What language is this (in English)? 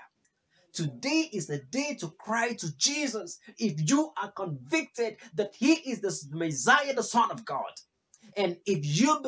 English